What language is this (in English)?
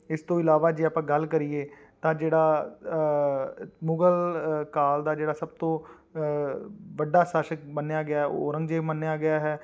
Punjabi